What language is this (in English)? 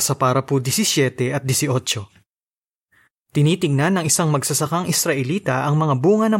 Filipino